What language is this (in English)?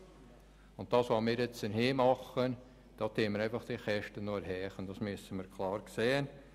Swiss German